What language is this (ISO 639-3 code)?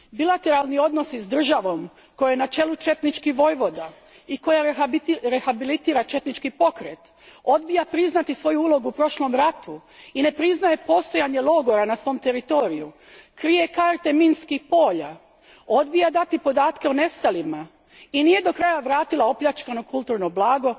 hrv